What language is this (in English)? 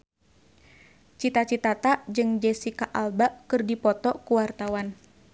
Sundanese